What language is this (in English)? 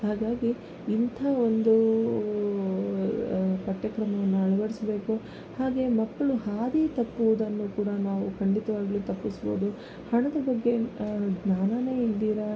Kannada